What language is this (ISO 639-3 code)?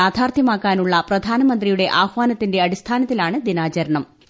mal